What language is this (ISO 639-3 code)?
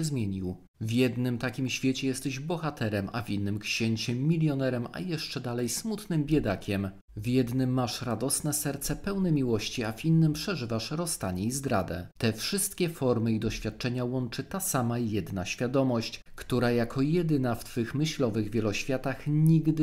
pol